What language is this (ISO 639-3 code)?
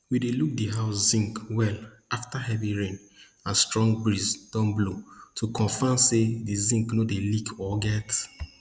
pcm